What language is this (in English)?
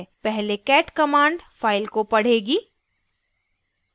Hindi